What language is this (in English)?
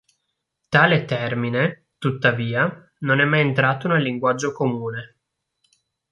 Italian